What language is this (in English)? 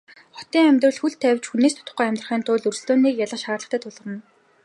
Mongolian